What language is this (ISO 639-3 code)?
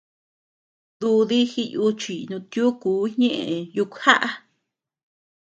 cux